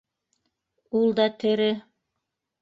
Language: Bashkir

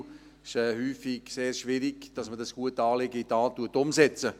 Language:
Swiss German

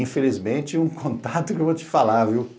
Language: Portuguese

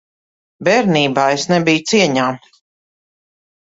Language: Latvian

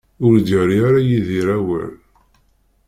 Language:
Kabyle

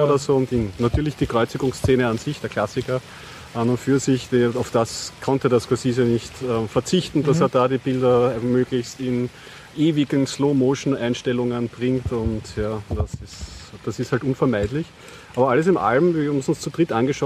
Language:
German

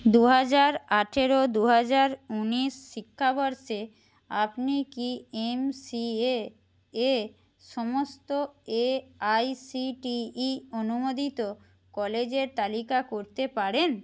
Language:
Bangla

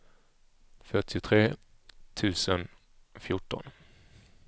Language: Swedish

